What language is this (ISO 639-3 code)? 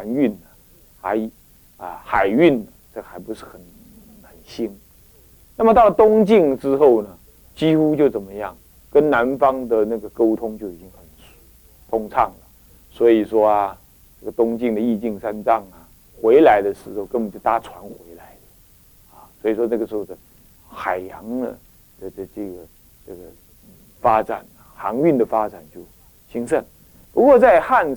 zho